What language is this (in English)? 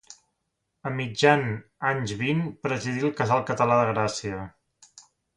Catalan